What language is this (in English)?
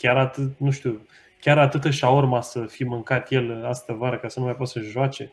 Romanian